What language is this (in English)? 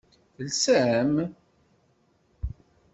Kabyle